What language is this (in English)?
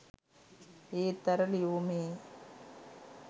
Sinhala